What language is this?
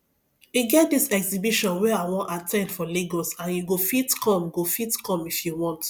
Nigerian Pidgin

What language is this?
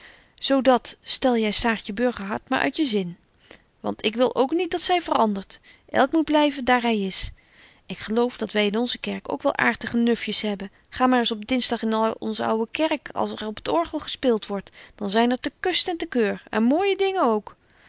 Dutch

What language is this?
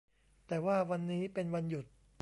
Thai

